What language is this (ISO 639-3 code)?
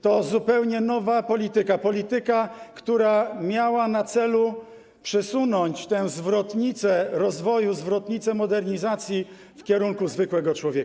pol